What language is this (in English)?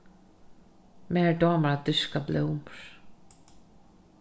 Faroese